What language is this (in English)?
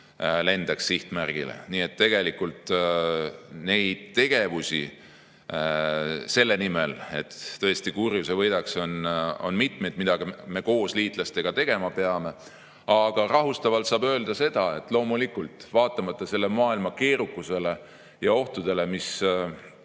Estonian